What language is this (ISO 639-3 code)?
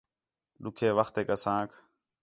xhe